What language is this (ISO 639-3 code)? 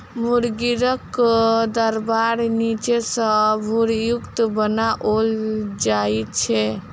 mai